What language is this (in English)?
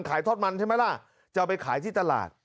Thai